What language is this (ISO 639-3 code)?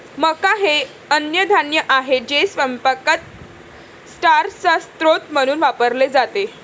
mar